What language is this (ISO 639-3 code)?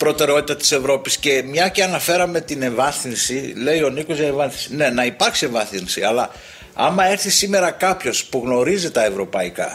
ell